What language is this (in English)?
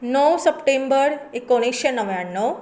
Konkani